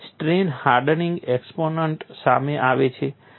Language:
Gujarati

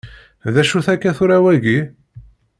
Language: Kabyle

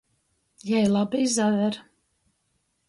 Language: Latgalian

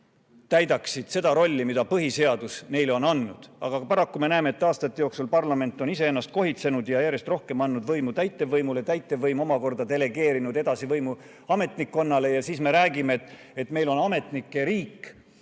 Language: Estonian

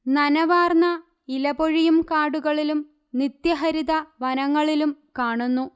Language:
Malayalam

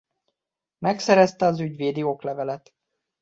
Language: Hungarian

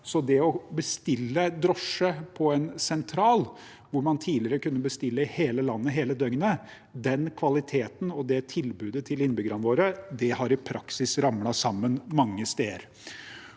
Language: Norwegian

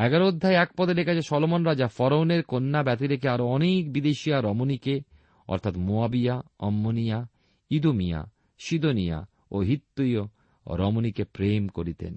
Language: Bangla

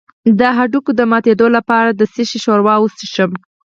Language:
Pashto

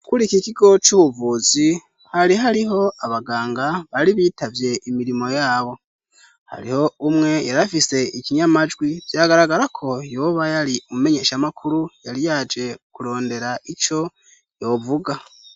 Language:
Rundi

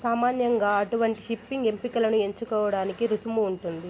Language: Telugu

